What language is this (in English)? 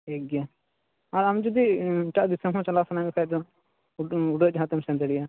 Santali